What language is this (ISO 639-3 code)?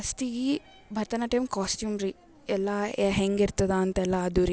kan